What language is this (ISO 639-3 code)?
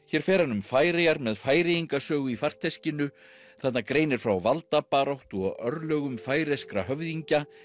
isl